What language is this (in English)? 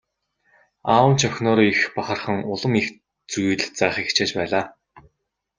Mongolian